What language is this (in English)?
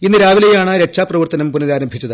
Malayalam